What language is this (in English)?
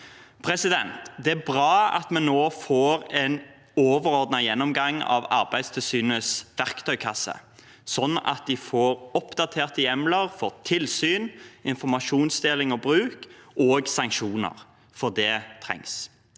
Norwegian